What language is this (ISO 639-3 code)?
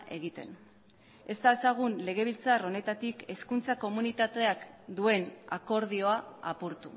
eus